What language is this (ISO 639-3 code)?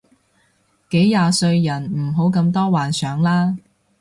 yue